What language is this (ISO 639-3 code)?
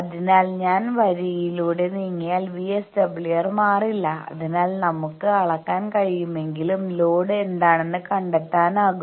mal